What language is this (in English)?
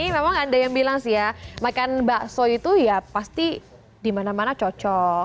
Indonesian